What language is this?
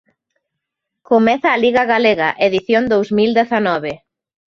Galician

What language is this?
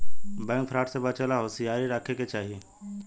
Bhojpuri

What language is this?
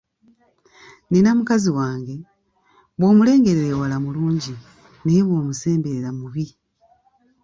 Ganda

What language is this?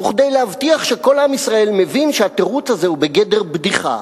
Hebrew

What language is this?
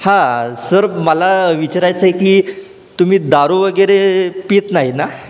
Marathi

